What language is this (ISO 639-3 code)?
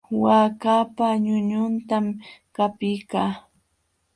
qxw